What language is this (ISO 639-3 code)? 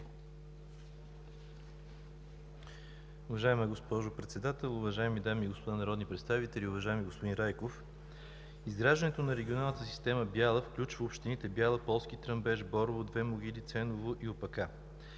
bul